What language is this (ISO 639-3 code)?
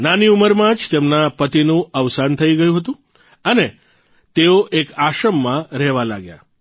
guj